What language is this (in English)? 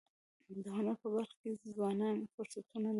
Pashto